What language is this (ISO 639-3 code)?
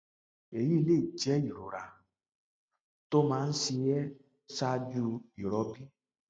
yor